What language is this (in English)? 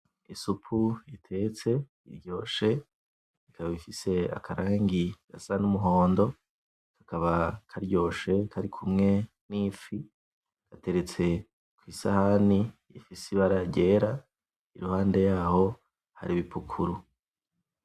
Rundi